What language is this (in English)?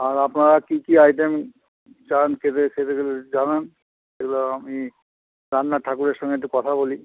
Bangla